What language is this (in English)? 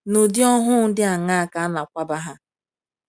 Igbo